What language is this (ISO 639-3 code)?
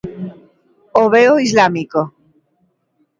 glg